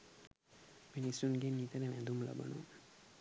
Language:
Sinhala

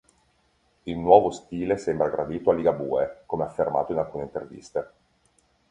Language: Italian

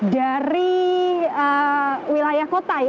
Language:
Indonesian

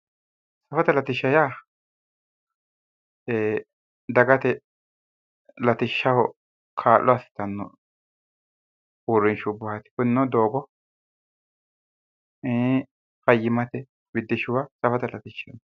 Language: Sidamo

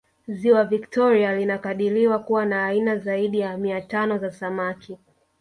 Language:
Swahili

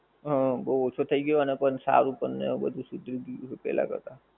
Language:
Gujarati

